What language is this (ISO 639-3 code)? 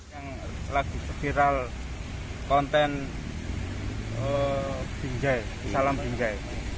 ind